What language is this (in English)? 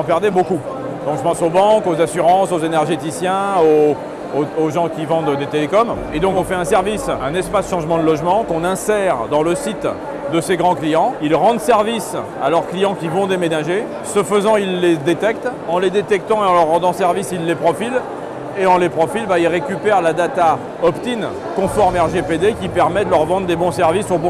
French